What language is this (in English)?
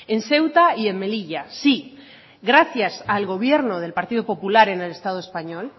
Spanish